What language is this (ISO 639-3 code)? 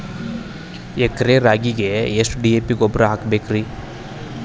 kan